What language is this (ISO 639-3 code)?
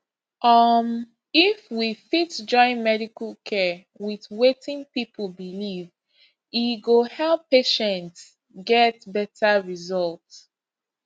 pcm